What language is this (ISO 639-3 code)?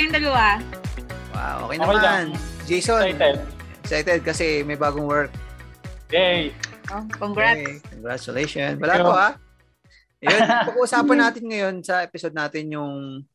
fil